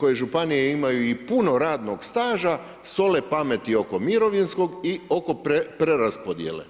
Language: Croatian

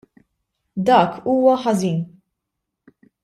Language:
Maltese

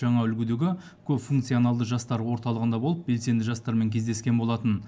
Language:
Kazakh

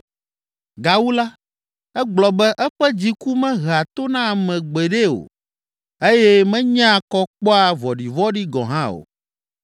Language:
Ewe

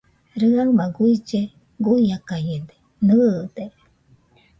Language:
Nüpode Huitoto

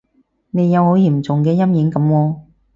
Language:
Cantonese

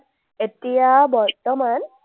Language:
Assamese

